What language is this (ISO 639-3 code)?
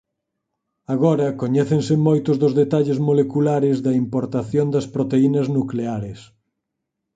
glg